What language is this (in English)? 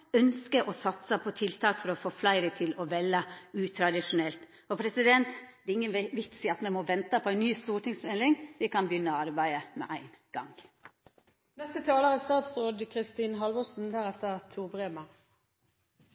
Norwegian Nynorsk